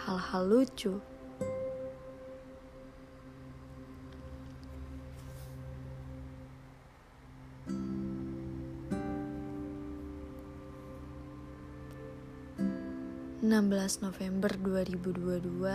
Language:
Indonesian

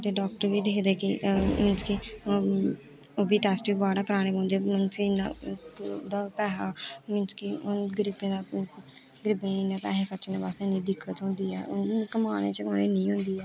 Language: Dogri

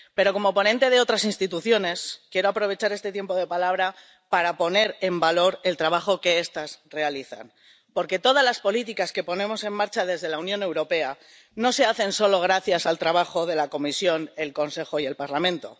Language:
Spanish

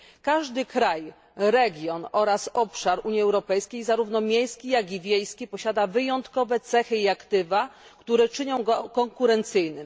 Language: Polish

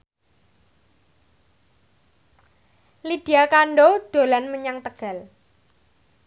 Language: Javanese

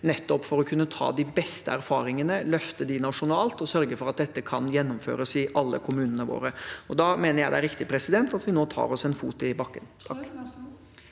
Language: Norwegian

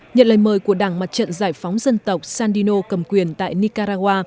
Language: Vietnamese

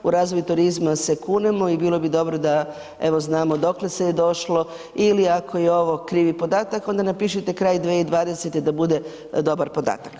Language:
Croatian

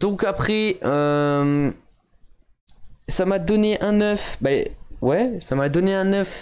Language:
French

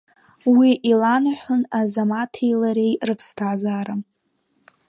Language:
Abkhazian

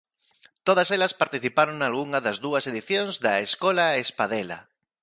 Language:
Galician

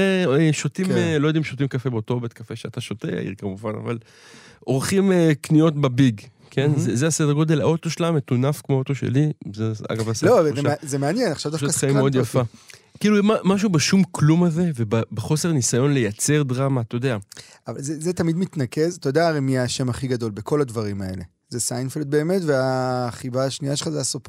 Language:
Hebrew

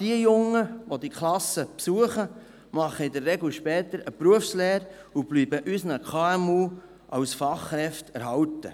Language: Swiss German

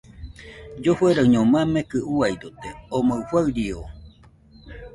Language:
Nüpode Huitoto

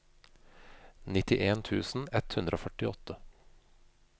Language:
Norwegian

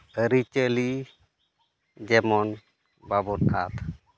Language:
Santali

